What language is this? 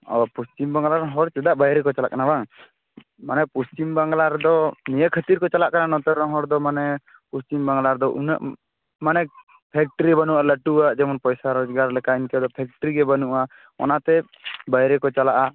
Santali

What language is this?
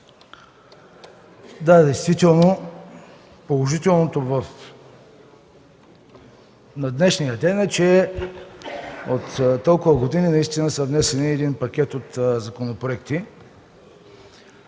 Bulgarian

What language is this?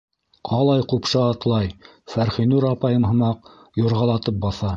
Bashkir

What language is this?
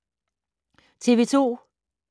Danish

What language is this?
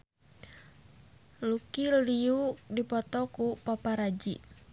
Sundanese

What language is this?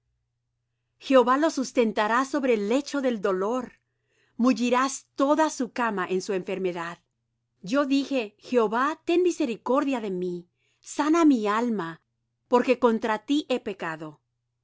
Spanish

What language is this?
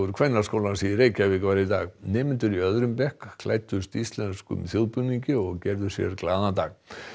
Icelandic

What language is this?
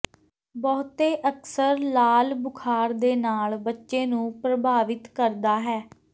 Punjabi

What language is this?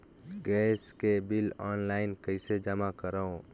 Chhattisgarhi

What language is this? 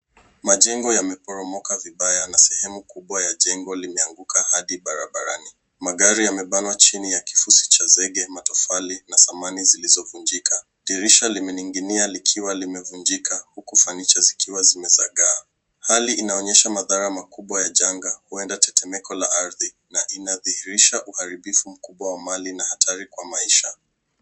Swahili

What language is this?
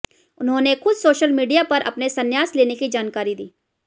Hindi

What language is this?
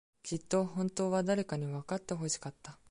Japanese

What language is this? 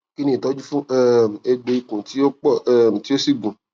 Yoruba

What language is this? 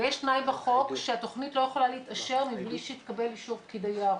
Hebrew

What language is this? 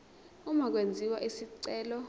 Zulu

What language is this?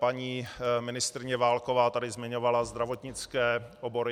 Czech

